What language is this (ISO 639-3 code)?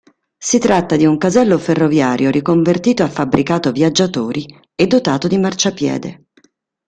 ita